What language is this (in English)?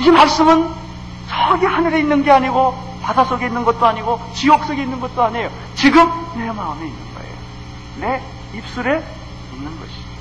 Korean